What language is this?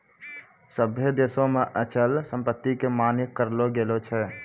Maithili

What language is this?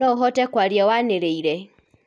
Kikuyu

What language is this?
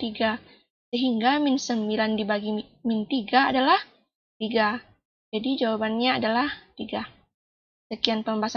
Indonesian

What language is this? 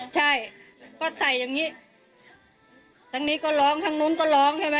Thai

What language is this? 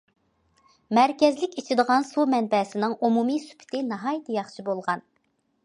Uyghur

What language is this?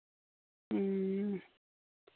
Santali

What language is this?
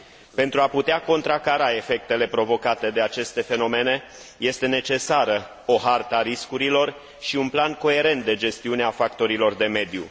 Romanian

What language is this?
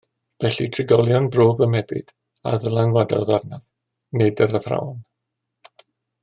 Welsh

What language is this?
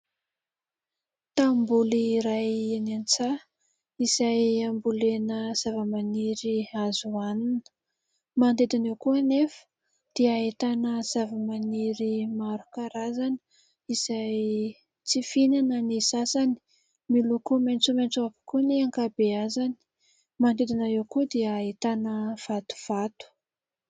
Malagasy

